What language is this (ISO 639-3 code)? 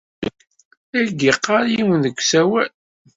kab